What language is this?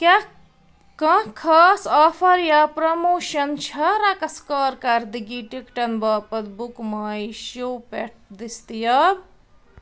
Kashmiri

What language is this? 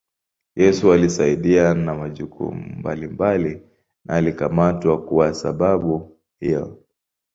Swahili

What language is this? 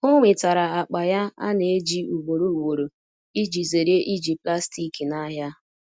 Igbo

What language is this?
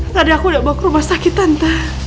Indonesian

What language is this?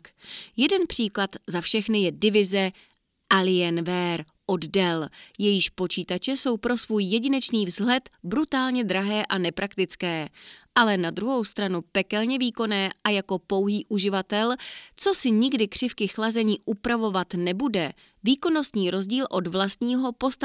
Czech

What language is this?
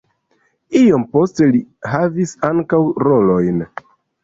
Esperanto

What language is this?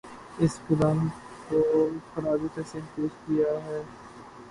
Urdu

